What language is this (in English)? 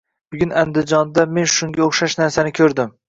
Uzbek